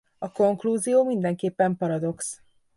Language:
Hungarian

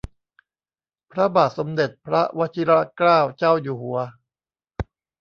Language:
Thai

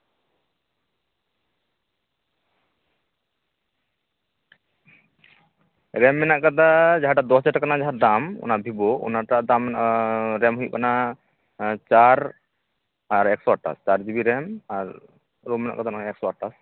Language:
Santali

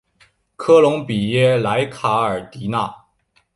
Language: Chinese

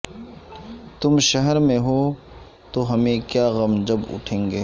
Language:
Urdu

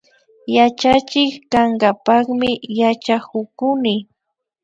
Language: Imbabura Highland Quichua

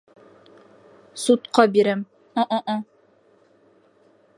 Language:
Bashkir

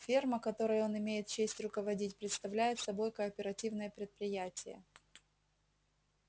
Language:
Russian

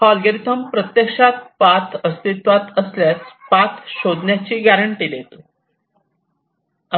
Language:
Marathi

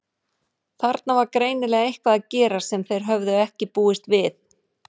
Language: Icelandic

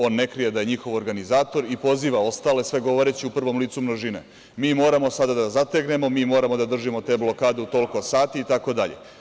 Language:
Serbian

